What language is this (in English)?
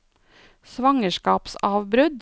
Norwegian